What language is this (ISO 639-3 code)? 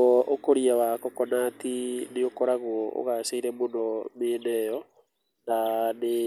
kik